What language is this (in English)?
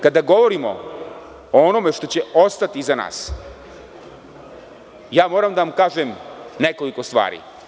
Serbian